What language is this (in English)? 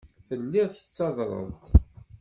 Kabyle